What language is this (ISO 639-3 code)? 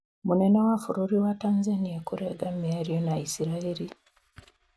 kik